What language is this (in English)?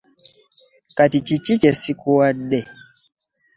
Ganda